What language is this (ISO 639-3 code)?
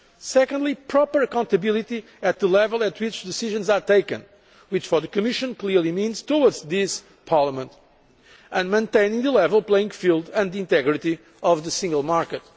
eng